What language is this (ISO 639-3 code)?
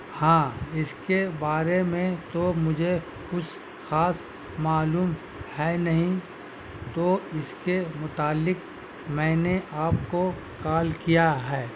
urd